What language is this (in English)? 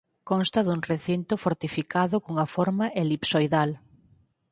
Galician